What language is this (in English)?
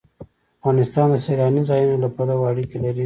Pashto